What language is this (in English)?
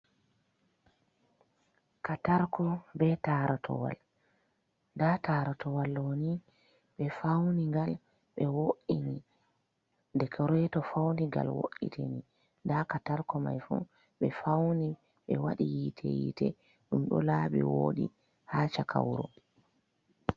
Fula